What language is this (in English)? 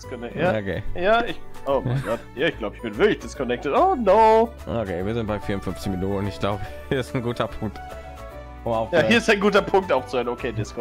German